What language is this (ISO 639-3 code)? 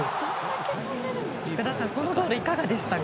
jpn